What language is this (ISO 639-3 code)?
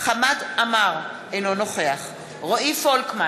heb